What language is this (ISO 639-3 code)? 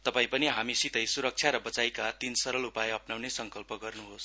nep